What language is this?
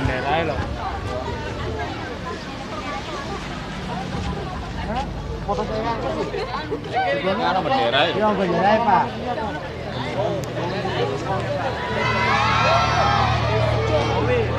Indonesian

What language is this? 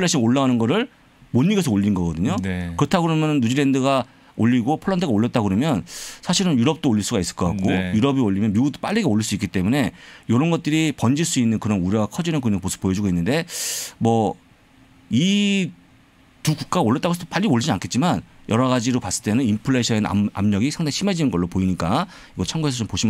Korean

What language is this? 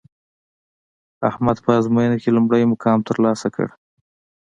Pashto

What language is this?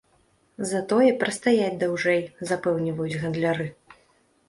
Belarusian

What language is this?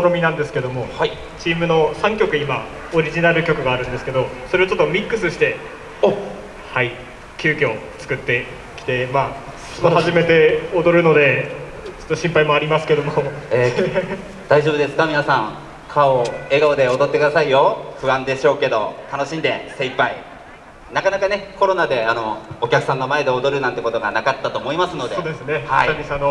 Japanese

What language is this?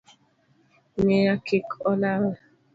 Luo (Kenya and Tanzania)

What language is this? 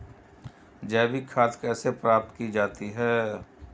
Hindi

